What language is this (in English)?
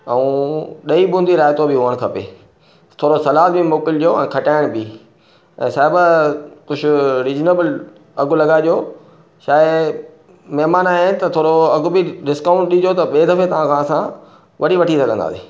Sindhi